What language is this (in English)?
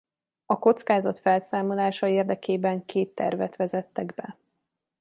Hungarian